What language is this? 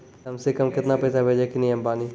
Maithili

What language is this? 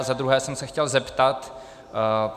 Czech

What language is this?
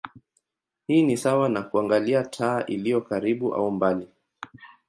Swahili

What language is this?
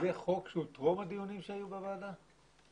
Hebrew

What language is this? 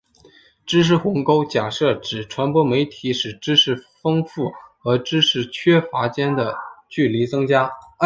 Chinese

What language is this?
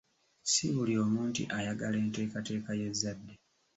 Ganda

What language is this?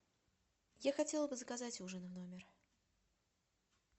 Russian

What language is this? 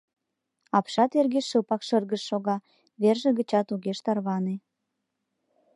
Mari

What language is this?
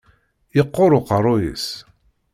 Kabyle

